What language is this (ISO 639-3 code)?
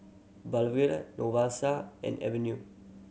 eng